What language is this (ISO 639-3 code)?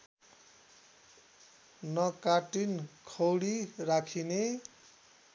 nep